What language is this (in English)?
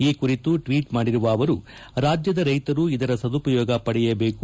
Kannada